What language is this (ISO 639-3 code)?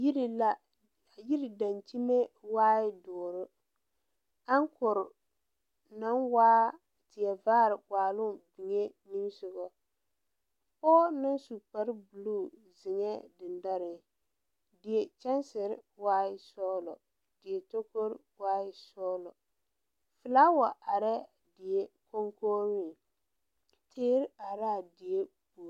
dga